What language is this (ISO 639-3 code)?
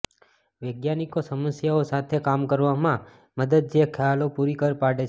guj